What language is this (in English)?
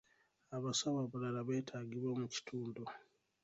Ganda